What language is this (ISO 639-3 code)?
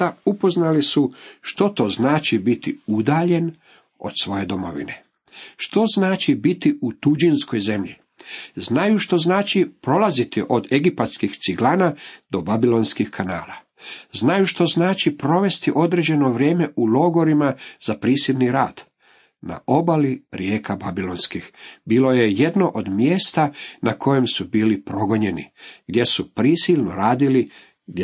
hrv